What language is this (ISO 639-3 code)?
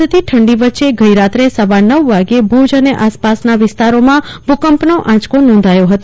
guj